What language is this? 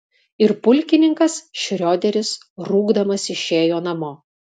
Lithuanian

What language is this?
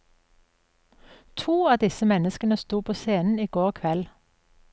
Norwegian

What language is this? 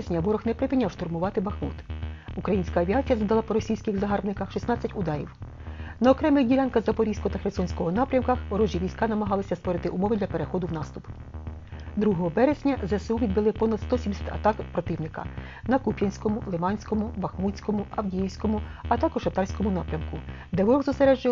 Ukrainian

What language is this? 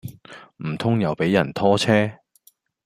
Cantonese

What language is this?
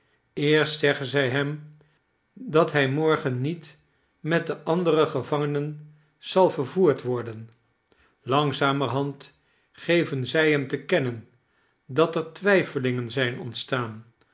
Dutch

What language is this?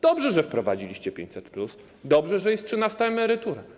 Polish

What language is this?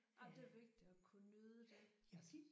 Danish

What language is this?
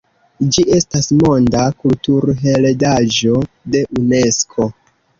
Esperanto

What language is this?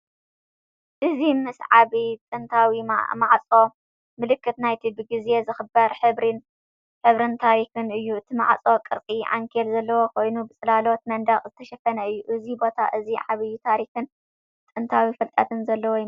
Tigrinya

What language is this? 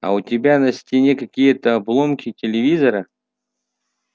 Russian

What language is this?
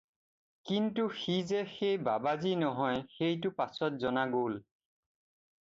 Assamese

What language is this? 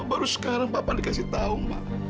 Indonesian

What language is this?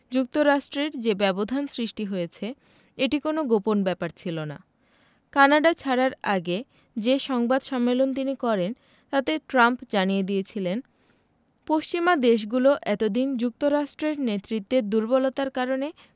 Bangla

